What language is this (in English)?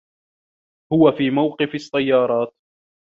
Arabic